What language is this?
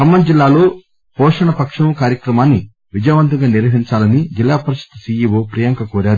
Telugu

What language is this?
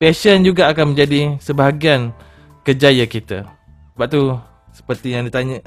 Malay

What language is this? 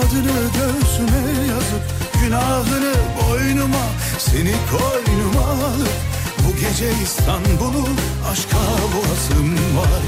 Turkish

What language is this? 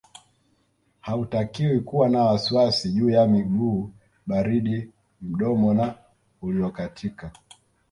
Swahili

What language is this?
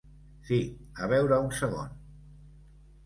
Catalan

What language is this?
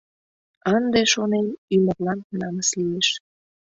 Mari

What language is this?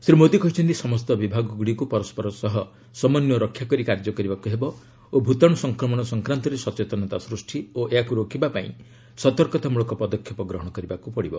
Odia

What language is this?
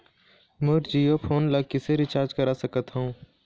Chhattisgarhi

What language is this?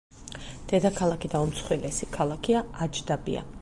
Georgian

